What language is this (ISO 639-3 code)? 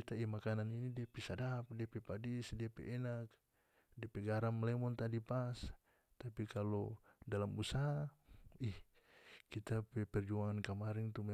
max